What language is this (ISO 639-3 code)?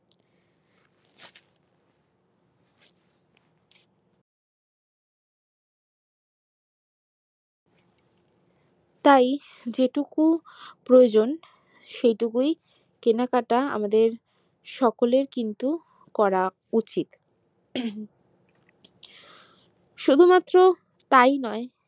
ben